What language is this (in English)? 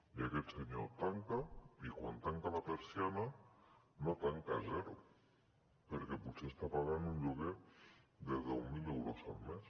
Catalan